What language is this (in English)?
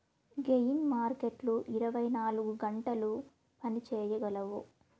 Telugu